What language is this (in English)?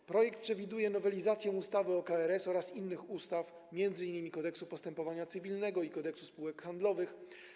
Polish